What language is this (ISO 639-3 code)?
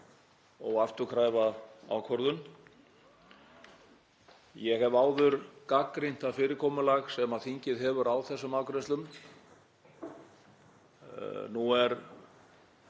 isl